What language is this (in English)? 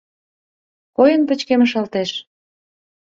Mari